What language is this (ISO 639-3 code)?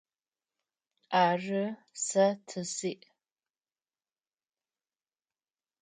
ady